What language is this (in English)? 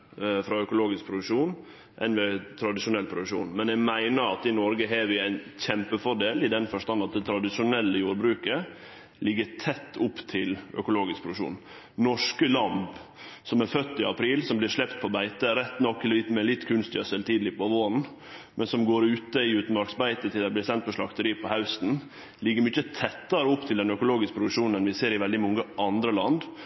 Norwegian Nynorsk